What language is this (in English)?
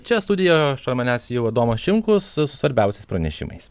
Lithuanian